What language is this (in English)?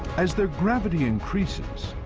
English